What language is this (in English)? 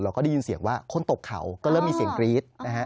Thai